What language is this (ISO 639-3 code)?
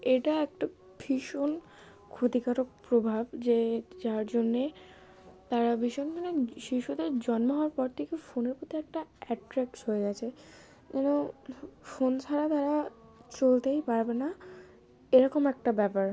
ben